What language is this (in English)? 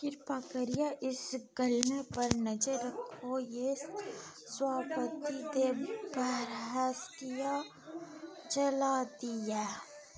Dogri